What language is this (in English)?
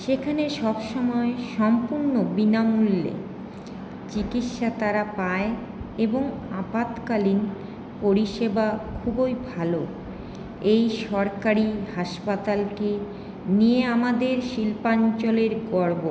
Bangla